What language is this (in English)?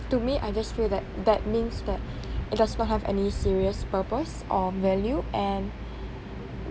English